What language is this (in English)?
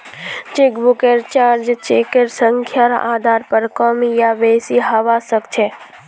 Magahi